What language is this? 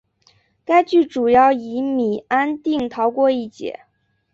Chinese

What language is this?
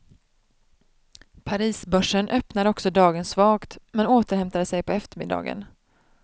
Swedish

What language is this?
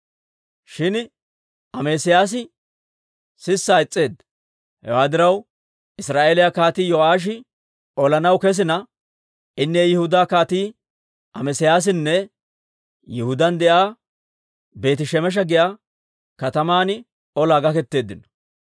Dawro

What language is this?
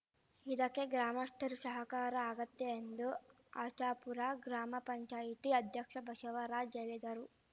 Kannada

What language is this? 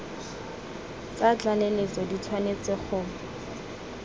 Tswana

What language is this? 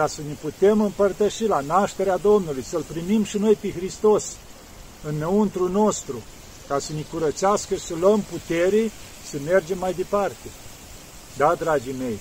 Romanian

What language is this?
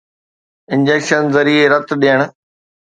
Sindhi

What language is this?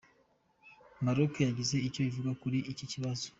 Kinyarwanda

